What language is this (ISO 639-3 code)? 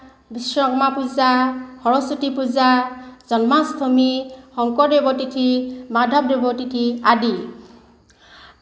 asm